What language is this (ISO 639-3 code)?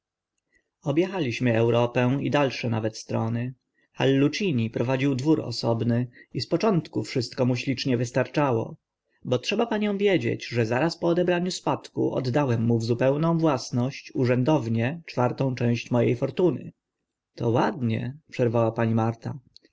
pol